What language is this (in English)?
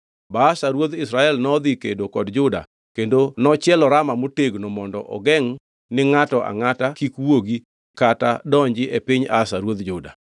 Luo (Kenya and Tanzania)